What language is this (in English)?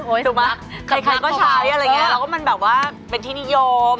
Thai